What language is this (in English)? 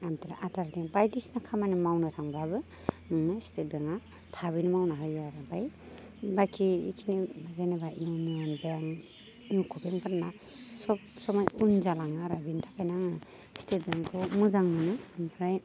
Bodo